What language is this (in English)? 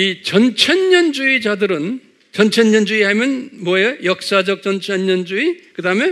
Korean